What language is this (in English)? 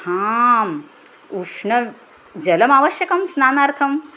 Sanskrit